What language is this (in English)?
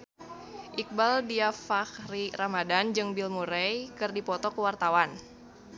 Sundanese